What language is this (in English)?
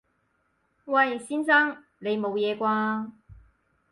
Cantonese